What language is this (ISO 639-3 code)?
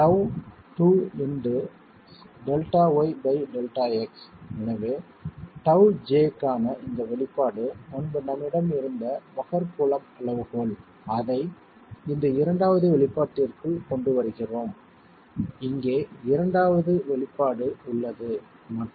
tam